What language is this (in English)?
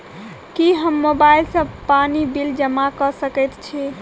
Maithili